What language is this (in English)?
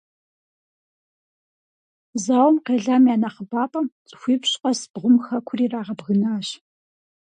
Kabardian